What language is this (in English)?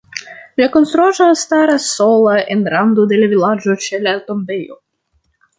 Esperanto